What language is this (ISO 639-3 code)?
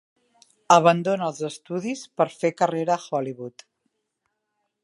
cat